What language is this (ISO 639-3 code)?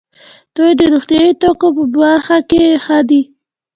pus